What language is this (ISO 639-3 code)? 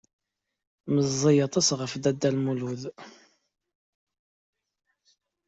kab